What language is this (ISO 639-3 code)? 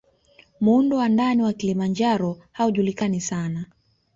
swa